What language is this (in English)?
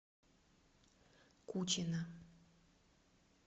Russian